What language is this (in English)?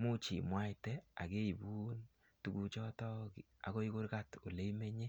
Kalenjin